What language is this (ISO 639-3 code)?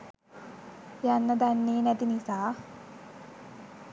sin